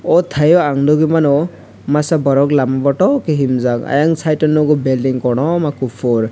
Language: Kok Borok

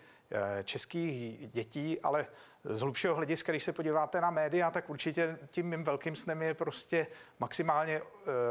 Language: Czech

